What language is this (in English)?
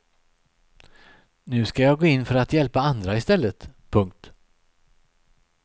Swedish